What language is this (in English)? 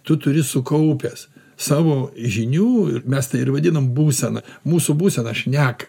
Lithuanian